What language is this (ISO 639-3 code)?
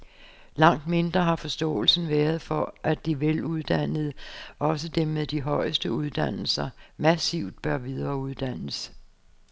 dan